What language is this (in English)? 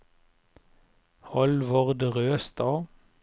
Norwegian